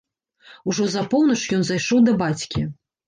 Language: Belarusian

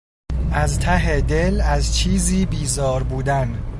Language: Persian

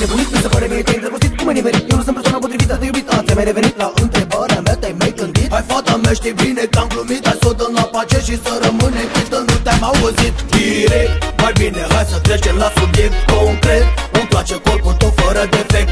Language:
Romanian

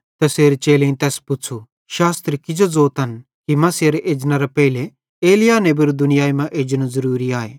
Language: Bhadrawahi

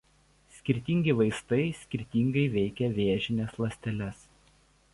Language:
Lithuanian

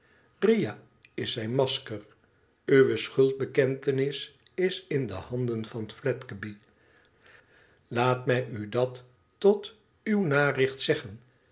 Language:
Dutch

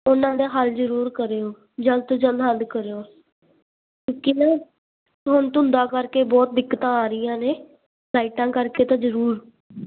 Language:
Punjabi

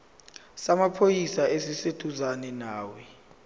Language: Zulu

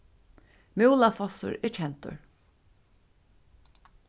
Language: Faroese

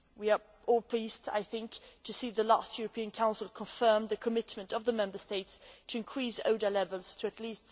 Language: English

